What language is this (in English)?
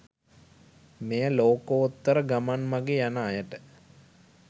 Sinhala